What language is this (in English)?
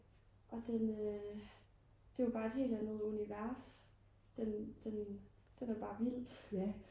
Danish